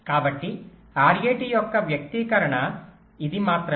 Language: Telugu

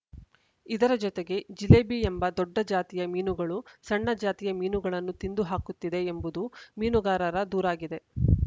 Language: Kannada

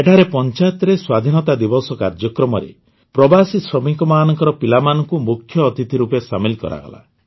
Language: Odia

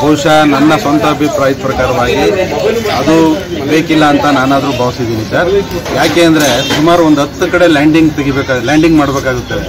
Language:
Indonesian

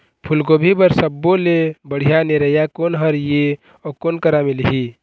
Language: Chhattisgarhi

